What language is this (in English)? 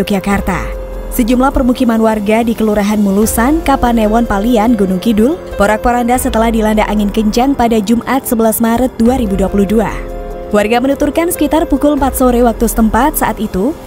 Indonesian